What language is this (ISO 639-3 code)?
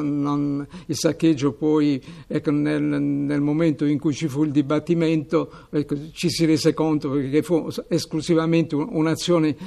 ita